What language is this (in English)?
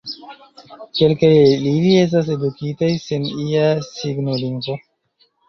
Esperanto